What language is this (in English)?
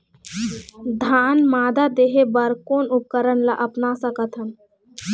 Chhattisgarhi